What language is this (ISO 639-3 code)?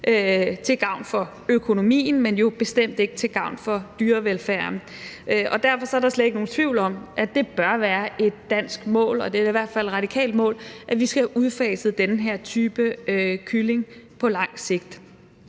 dan